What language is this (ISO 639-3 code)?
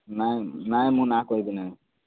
ori